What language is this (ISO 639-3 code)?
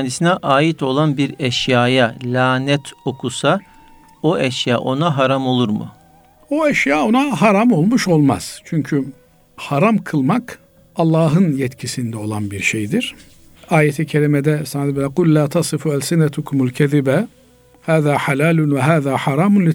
tur